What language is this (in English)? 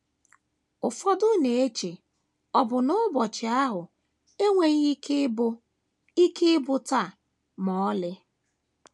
Igbo